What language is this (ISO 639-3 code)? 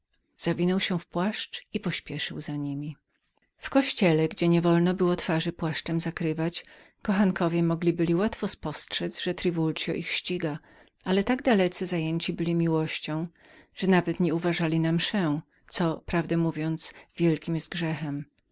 pol